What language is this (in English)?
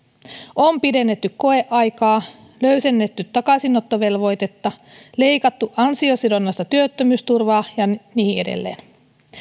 Finnish